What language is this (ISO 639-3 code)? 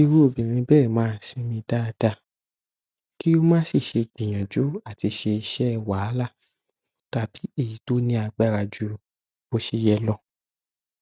yor